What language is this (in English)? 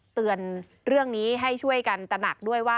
Thai